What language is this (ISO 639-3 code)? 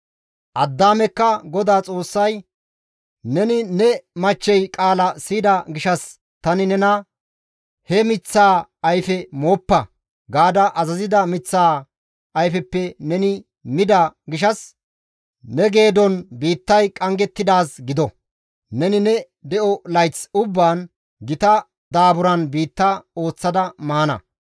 gmv